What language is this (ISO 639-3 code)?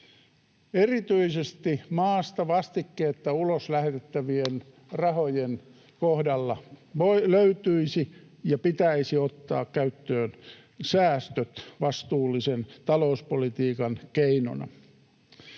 fin